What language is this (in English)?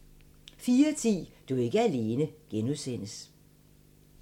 Danish